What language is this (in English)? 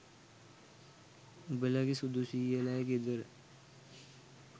Sinhala